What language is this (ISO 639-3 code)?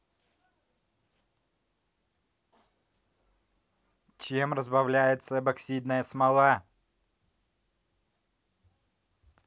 rus